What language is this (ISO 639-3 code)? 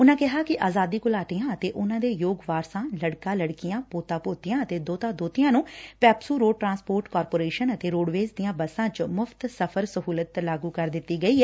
pan